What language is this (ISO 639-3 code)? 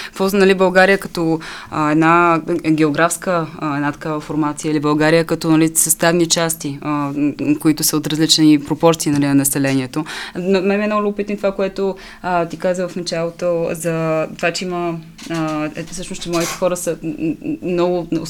bul